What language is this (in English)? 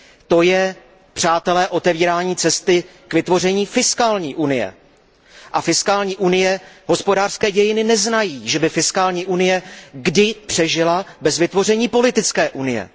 Czech